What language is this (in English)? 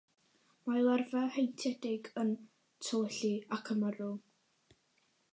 Welsh